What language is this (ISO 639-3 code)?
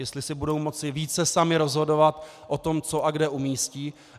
ces